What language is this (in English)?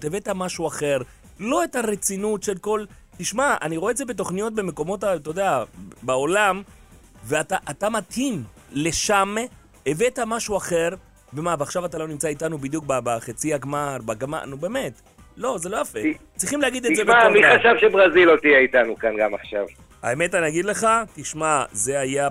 Hebrew